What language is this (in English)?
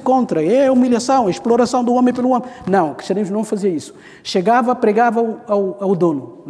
Portuguese